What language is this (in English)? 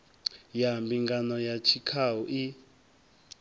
Venda